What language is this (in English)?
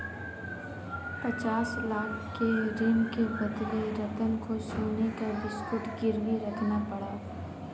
Hindi